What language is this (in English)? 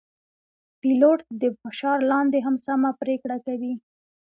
Pashto